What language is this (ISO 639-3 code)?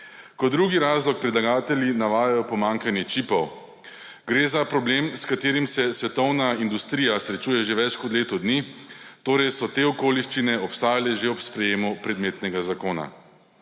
slv